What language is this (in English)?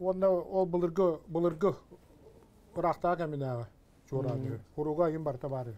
Turkish